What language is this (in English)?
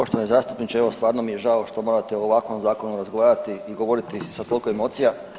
Croatian